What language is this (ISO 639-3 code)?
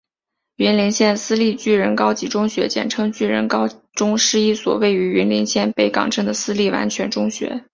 zho